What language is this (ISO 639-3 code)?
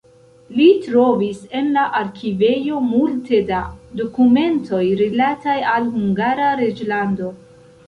epo